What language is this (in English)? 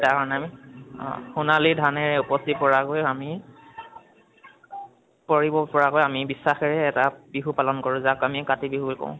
Assamese